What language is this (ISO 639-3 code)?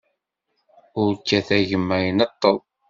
kab